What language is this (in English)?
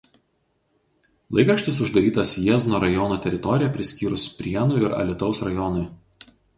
Lithuanian